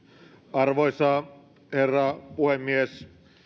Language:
Finnish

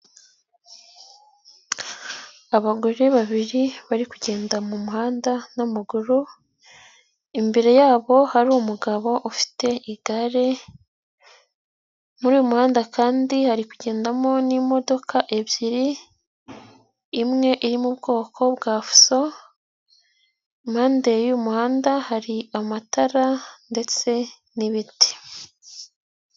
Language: Kinyarwanda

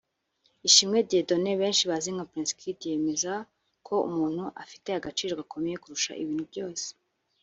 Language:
Kinyarwanda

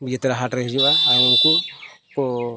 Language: Santali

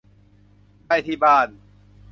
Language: Thai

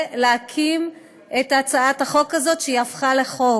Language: Hebrew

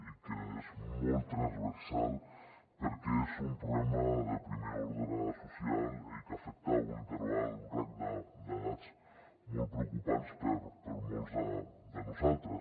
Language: Catalan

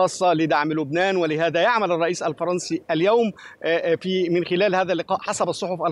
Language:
Arabic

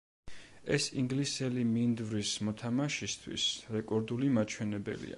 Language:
Georgian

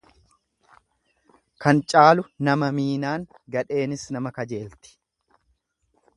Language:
Oromo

